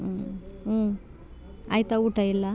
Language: Kannada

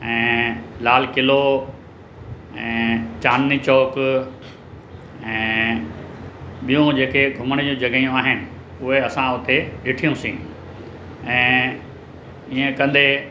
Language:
Sindhi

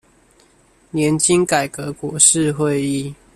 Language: Chinese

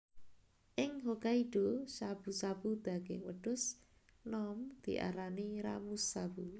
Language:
Javanese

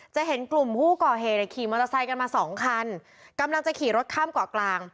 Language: Thai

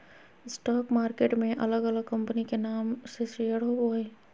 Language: Magahi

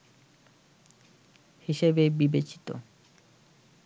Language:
Bangla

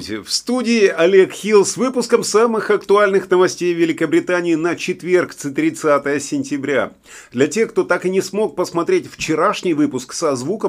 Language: Russian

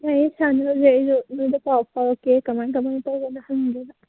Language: Manipuri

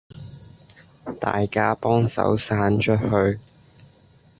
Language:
Cantonese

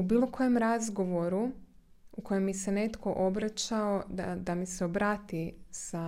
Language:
Croatian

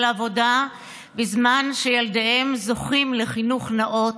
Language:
Hebrew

